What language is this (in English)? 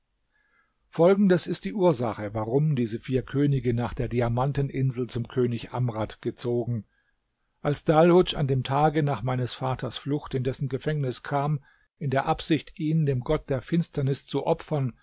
German